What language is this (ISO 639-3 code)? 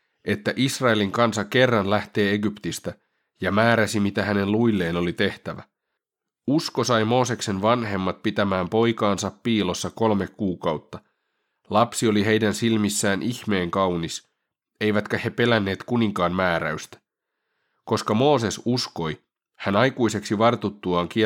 fin